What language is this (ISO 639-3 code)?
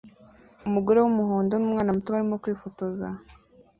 kin